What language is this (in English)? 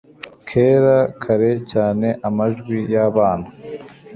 Kinyarwanda